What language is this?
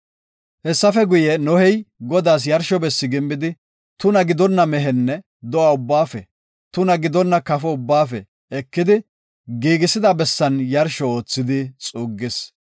Gofa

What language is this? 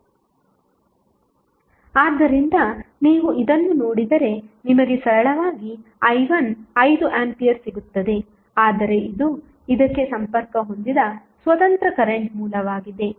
Kannada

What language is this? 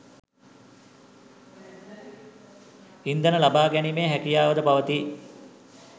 Sinhala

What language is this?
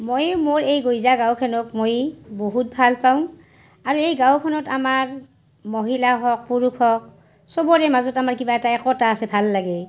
Assamese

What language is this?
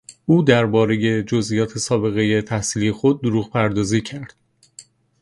Persian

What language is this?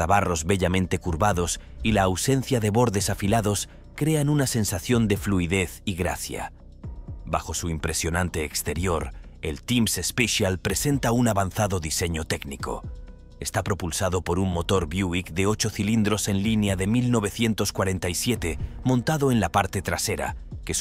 Spanish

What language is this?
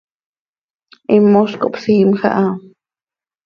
Seri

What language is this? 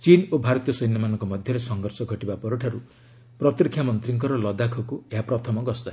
Odia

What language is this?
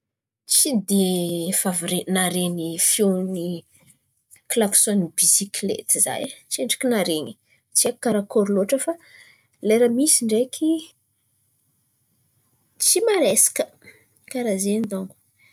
Antankarana Malagasy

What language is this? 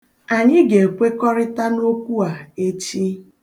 Igbo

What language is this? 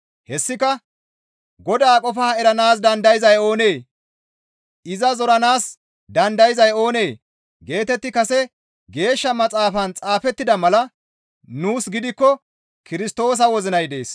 Gamo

